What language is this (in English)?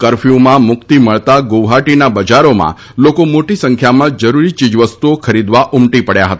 Gujarati